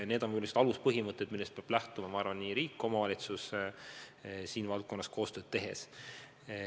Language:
Estonian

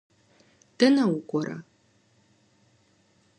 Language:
Kabardian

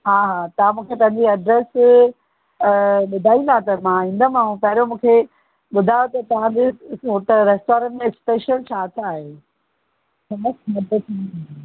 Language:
Sindhi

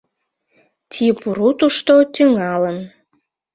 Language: Mari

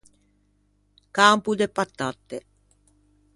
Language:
Ligurian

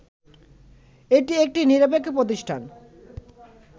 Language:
Bangla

